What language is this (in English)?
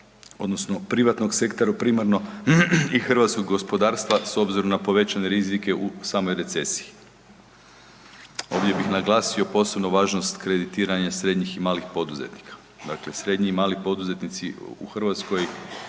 Croatian